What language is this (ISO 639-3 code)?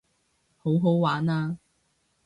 yue